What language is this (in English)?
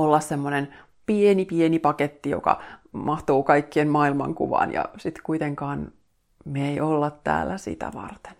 Finnish